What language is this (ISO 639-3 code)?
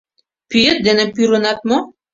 chm